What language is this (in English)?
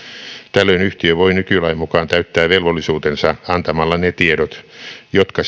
Finnish